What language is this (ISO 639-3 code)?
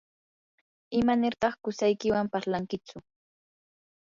qur